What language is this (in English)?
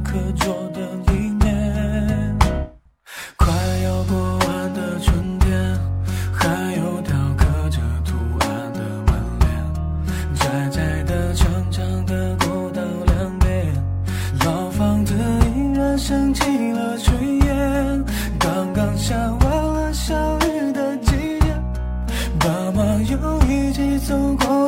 Chinese